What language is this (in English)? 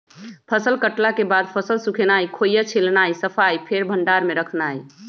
Magahi